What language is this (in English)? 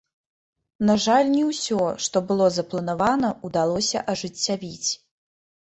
Belarusian